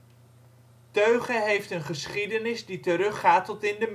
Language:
Dutch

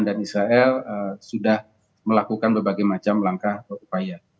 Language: Indonesian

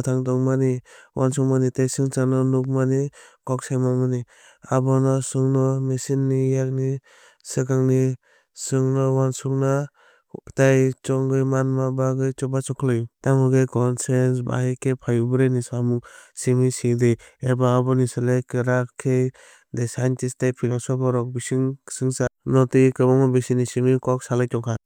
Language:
Kok Borok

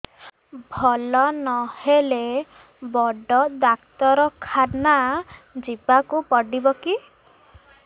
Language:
Odia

